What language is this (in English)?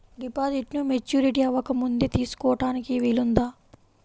Telugu